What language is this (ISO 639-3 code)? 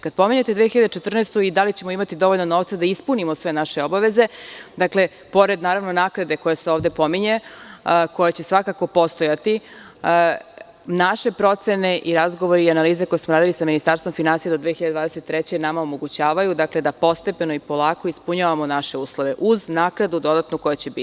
srp